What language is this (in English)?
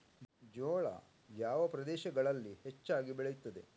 Kannada